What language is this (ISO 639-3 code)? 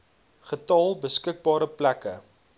afr